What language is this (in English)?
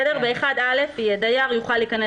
Hebrew